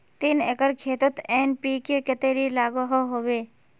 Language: Magahi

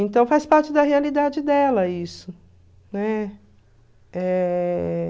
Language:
Portuguese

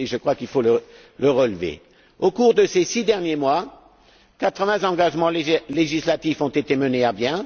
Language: French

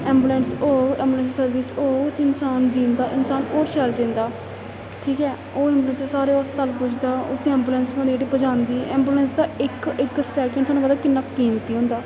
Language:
Dogri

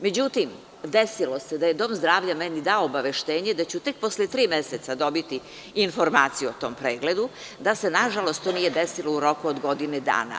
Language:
Serbian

